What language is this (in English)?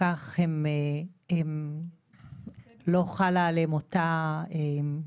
Hebrew